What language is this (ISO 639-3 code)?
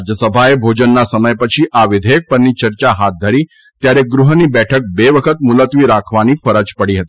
guj